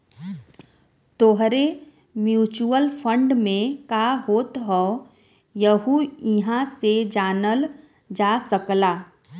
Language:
Bhojpuri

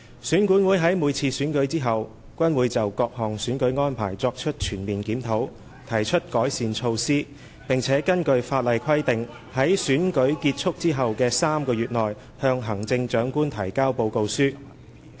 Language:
Cantonese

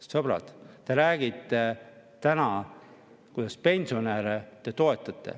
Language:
Estonian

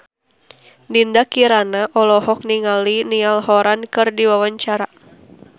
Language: Sundanese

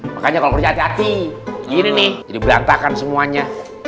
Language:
Indonesian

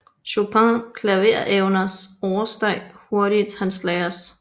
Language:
Danish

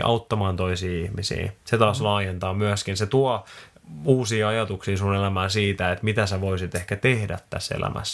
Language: Finnish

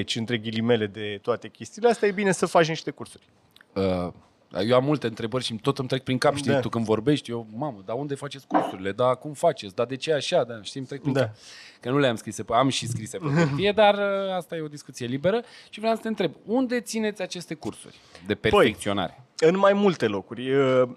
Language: Romanian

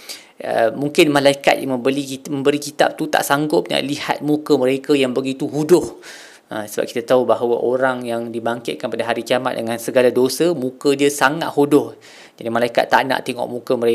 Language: Malay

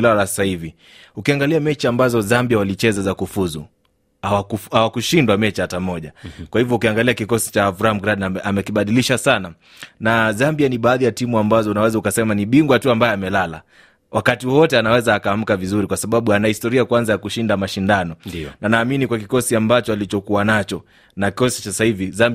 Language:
Swahili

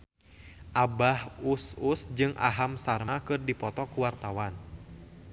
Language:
Sundanese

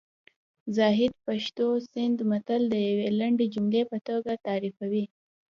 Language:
Pashto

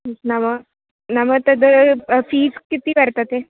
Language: Sanskrit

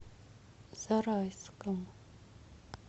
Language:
Russian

